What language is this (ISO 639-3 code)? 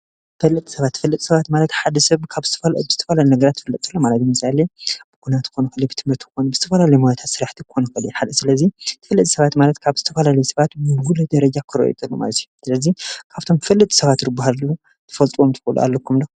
tir